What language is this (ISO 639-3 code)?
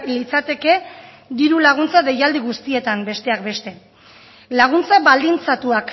eus